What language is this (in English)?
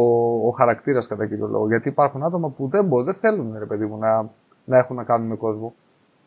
Greek